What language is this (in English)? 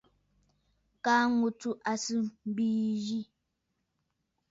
Bafut